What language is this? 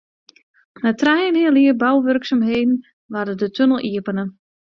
Western Frisian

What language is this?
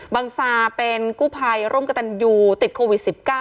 Thai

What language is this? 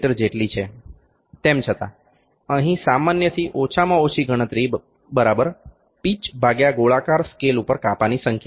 Gujarati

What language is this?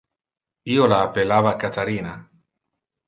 Interlingua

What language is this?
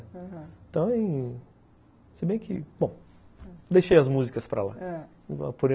Portuguese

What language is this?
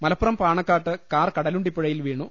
Malayalam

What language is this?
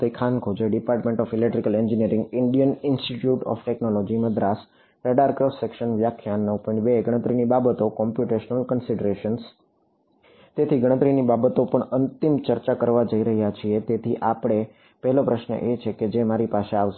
Gujarati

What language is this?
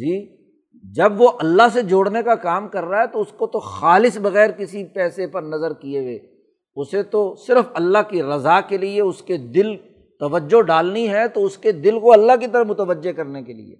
Urdu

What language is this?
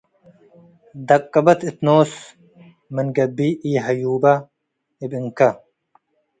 Tigre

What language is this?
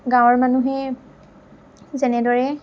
Assamese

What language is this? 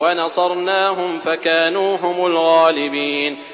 Arabic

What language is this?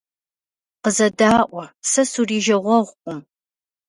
Kabardian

